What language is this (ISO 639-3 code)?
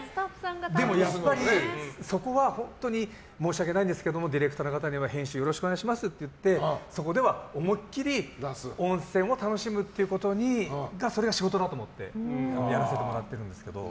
jpn